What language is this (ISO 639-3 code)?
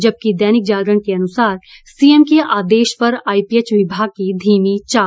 hin